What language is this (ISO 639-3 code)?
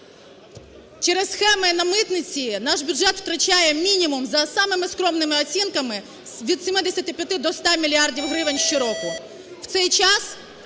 ukr